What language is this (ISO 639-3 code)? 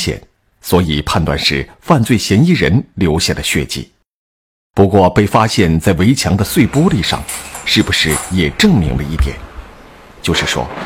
zho